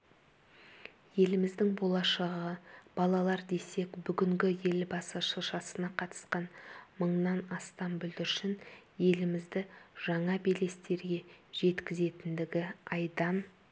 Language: Kazakh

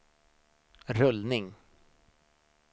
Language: Swedish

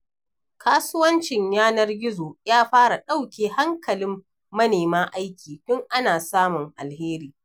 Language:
Hausa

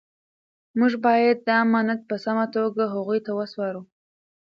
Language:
Pashto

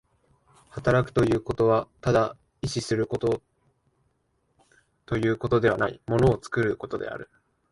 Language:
Japanese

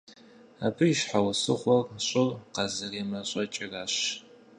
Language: Kabardian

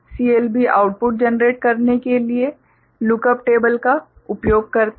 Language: Hindi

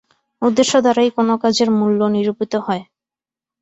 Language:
Bangla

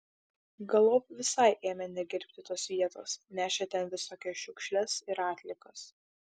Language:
Lithuanian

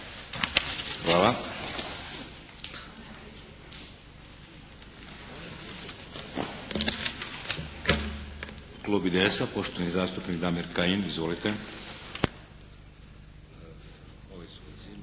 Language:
Croatian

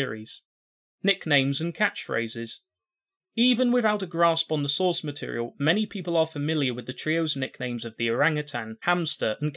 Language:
English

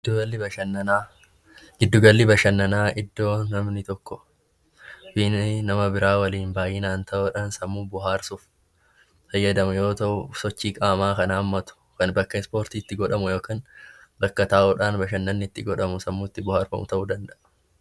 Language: Oromo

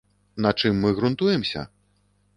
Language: Belarusian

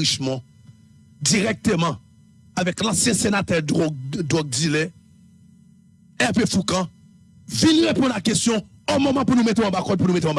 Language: French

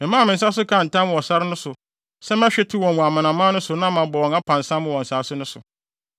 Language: Akan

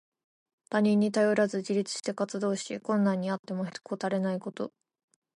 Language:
Japanese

